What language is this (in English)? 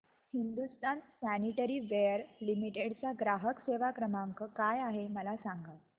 Marathi